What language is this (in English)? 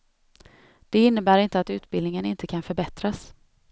Swedish